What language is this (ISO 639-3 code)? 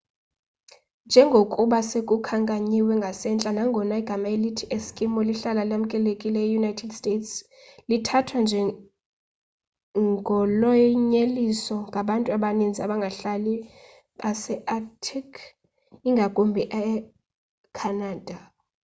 xho